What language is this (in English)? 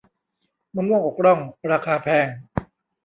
Thai